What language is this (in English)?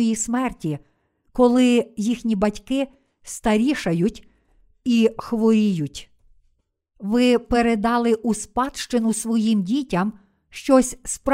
Ukrainian